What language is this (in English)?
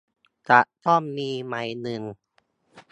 Thai